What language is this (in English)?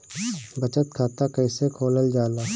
Bhojpuri